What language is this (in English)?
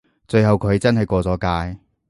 Cantonese